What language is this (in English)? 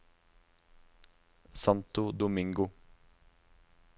Norwegian